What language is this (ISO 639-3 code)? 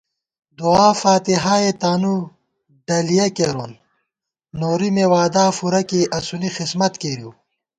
gwt